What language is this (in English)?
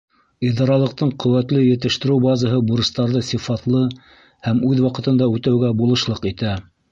Bashkir